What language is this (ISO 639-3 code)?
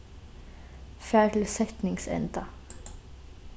fao